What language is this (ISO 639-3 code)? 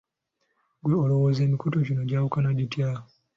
lug